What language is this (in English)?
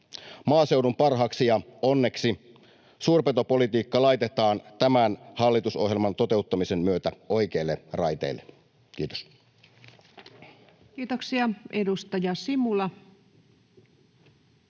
Finnish